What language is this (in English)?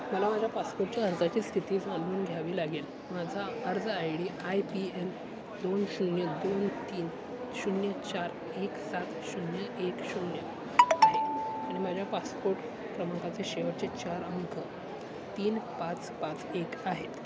Marathi